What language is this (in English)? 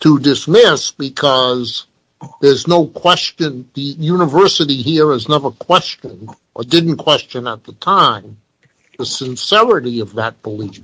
English